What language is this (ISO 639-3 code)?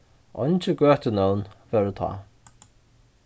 fao